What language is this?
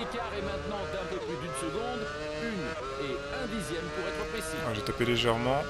French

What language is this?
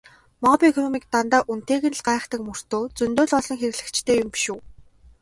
Mongolian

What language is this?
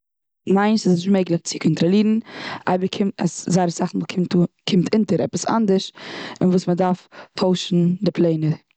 Yiddish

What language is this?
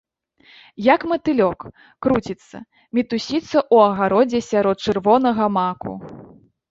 Belarusian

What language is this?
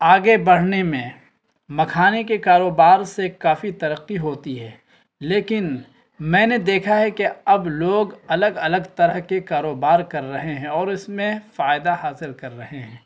Urdu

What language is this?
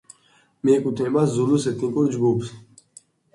Georgian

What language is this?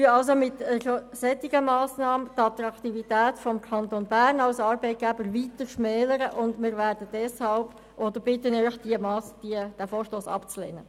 Swiss German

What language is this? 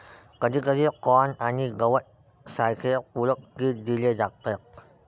Marathi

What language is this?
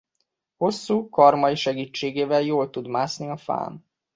Hungarian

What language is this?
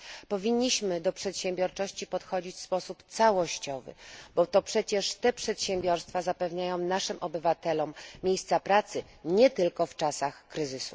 Polish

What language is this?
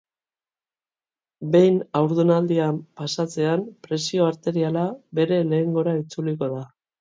Basque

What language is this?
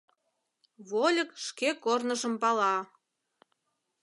Mari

